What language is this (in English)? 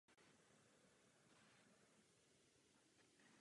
Czech